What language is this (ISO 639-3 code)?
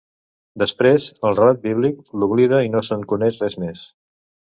cat